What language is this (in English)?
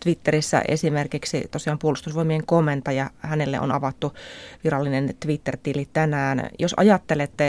Finnish